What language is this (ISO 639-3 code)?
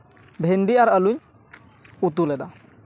sat